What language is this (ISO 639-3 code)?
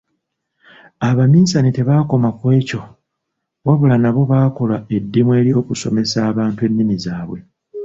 lug